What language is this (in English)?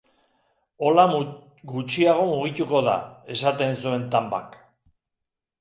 Basque